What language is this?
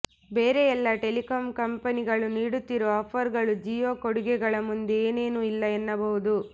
Kannada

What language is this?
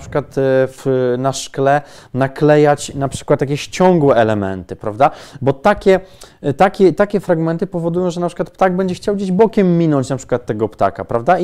Polish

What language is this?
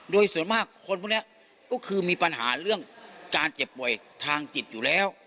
Thai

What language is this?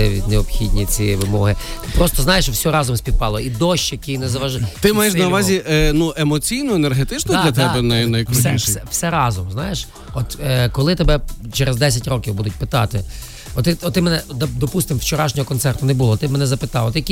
Ukrainian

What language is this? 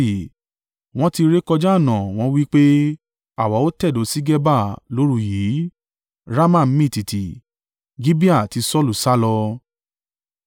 Yoruba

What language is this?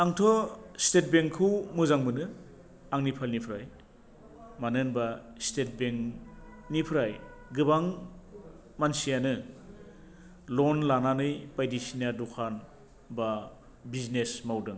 Bodo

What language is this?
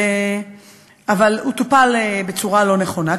Hebrew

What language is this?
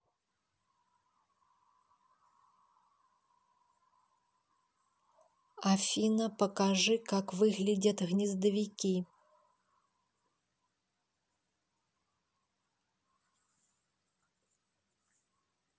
Russian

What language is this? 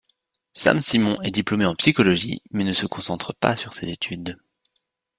French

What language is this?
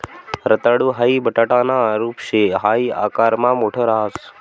Marathi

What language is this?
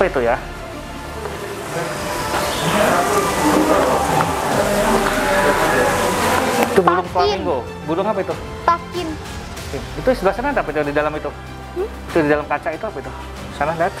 Indonesian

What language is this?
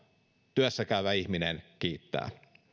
Finnish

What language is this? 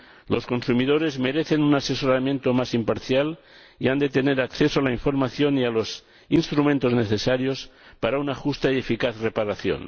Spanish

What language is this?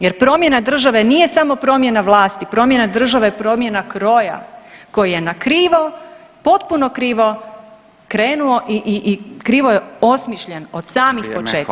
Croatian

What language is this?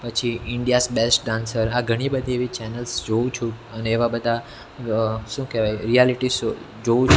Gujarati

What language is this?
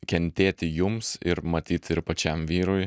Lithuanian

